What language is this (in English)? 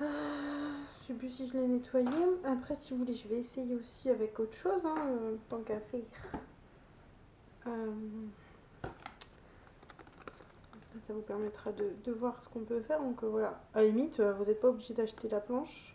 French